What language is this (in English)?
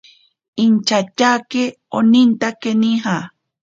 Ashéninka Perené